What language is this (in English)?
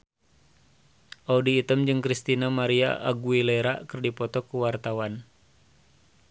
Sundanese